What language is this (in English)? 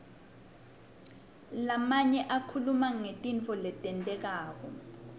Swati